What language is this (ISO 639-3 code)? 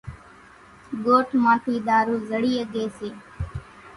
gjk